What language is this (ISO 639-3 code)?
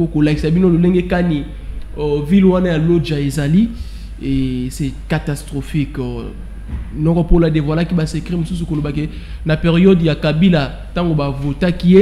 fra